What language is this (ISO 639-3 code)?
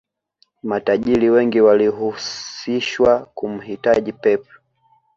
swa